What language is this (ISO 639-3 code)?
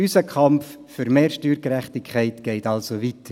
gsw